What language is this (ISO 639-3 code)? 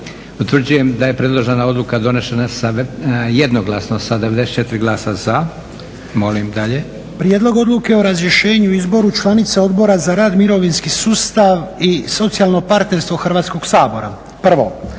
hrv